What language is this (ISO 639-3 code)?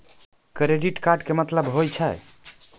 mai